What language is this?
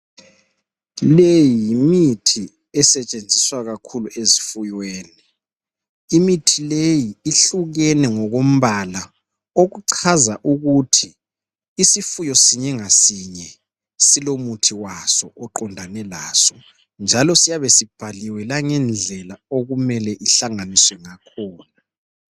North Ndebele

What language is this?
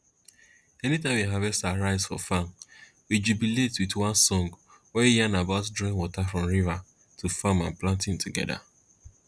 Nigerian Pidgin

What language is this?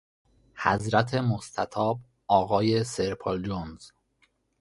Persian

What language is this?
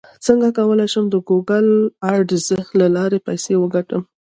Pashto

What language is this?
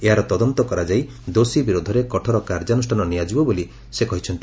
Odia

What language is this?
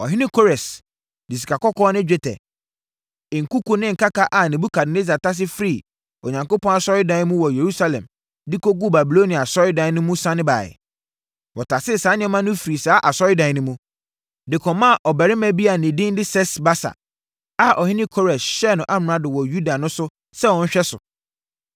Akan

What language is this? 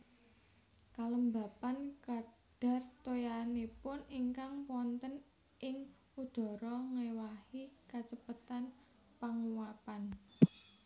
Javanese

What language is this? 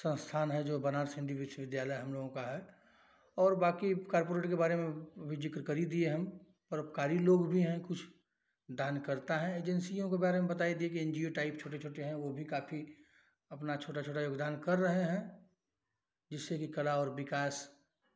Hindi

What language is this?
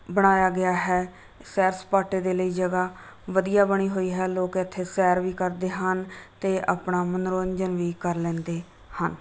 Punjabi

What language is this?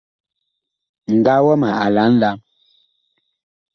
Bakoko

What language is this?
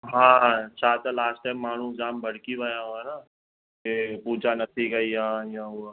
Sindhi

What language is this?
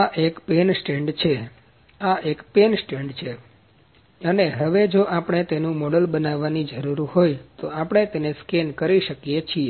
Gujarati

